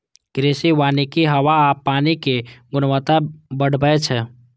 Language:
Maithili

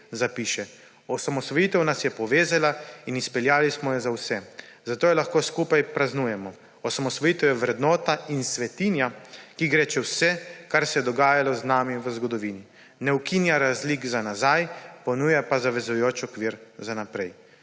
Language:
Slovenian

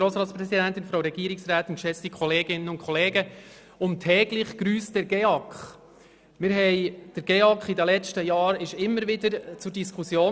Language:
Swiss German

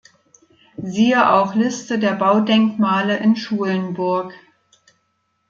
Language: German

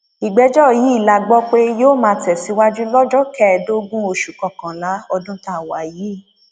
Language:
Yoruba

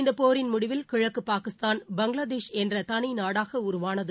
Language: Tamil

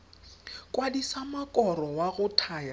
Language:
Tswana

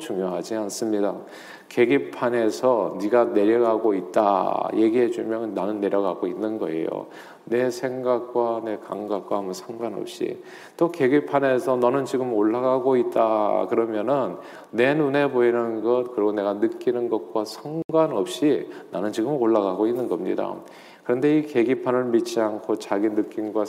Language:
Korean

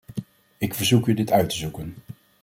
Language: Dutch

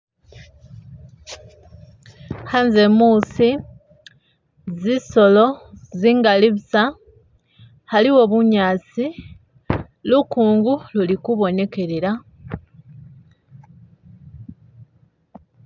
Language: Masaaba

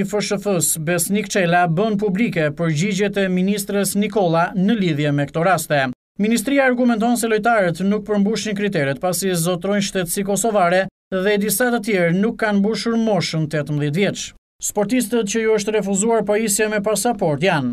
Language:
Portuguese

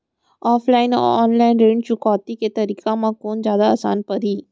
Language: Chhattisgarhi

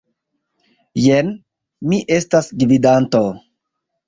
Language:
Esperanto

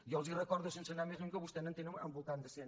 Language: Catalan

